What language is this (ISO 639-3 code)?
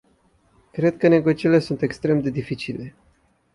ron